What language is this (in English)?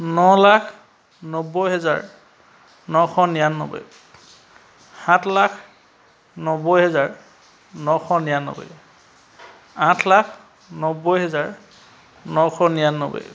Assamese